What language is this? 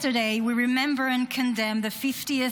Hebrew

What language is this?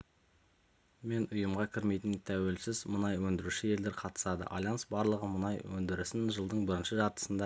Kazakh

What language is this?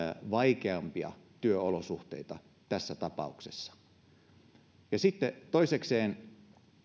Finnish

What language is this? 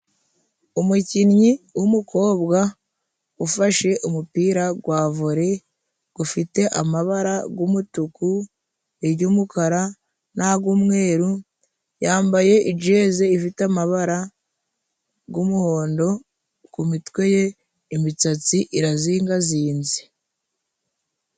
Kinyarwanda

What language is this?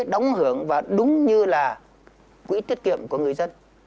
Vietnamese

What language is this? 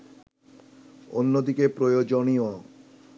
Bangla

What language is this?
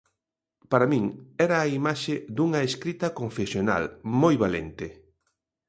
Galician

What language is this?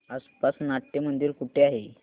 Marathi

